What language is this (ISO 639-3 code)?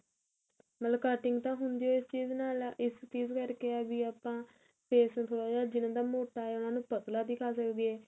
pan